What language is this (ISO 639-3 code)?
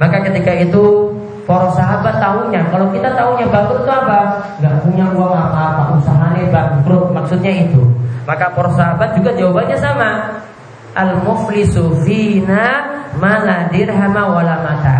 ind